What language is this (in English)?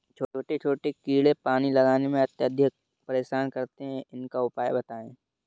Hindi